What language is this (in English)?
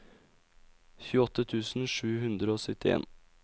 Norwegian